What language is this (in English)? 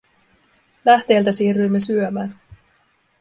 Finnish